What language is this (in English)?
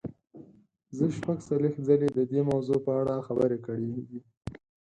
Pashto